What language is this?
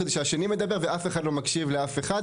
Hebrew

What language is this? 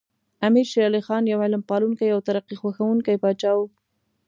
Pashto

